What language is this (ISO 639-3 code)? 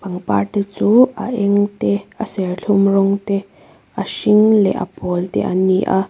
lus